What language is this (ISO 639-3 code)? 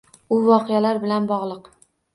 uzb